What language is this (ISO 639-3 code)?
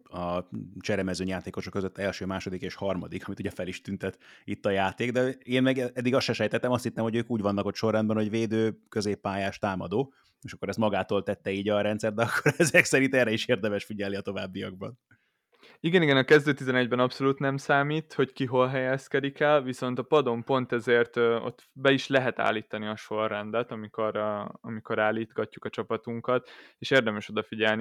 hun